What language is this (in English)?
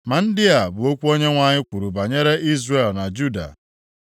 Igbo